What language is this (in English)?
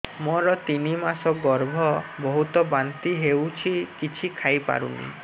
Odia